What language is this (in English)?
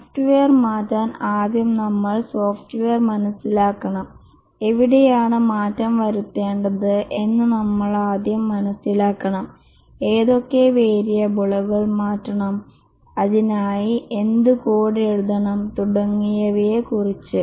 Malayalam